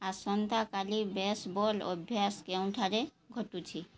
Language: Odia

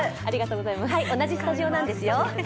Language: Japanese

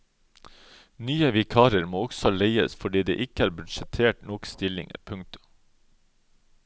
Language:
Norwegian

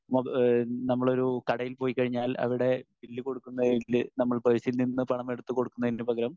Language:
Malayalam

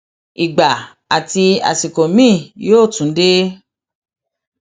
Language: Yoruba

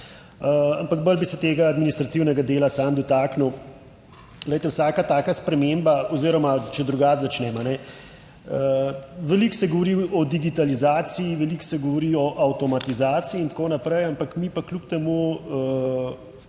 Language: Slovenian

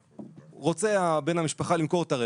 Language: Hebrew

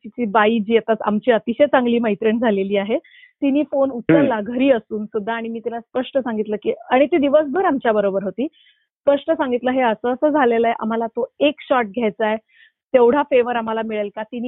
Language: Marathi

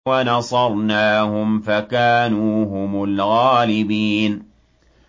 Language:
Arabic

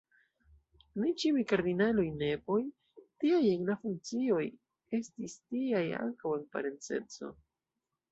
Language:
Esperanto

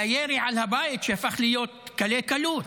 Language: Hebrew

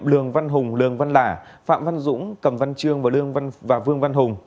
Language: Vietnamese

